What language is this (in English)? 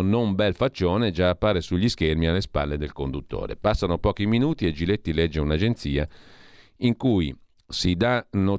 Italian